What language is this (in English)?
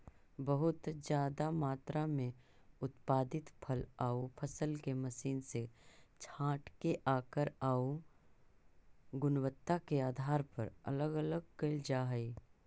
Magahi